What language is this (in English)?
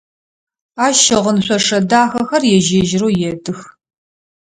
Adyghe